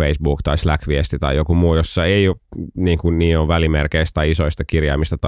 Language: Finnish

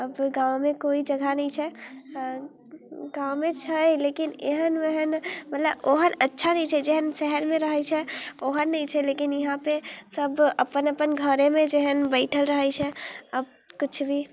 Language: Maithili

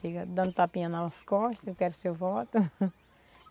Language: Portuguese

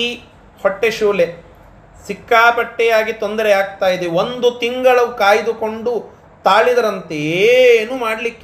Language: Kannada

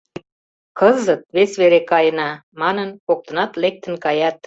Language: Mari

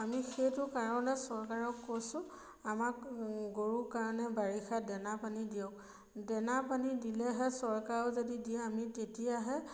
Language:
Assamese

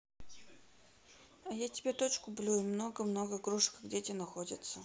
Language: Russian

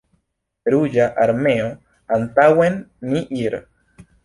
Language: Esperanto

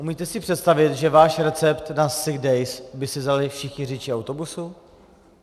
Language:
Czech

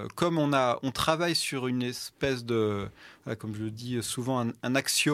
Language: French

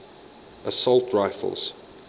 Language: English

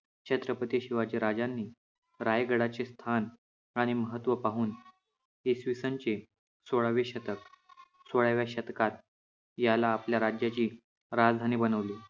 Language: Marathi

